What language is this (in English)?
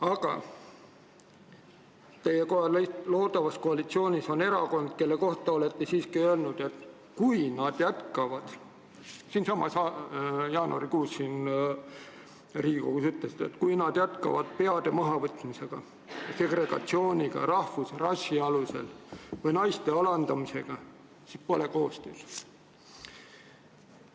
Estonian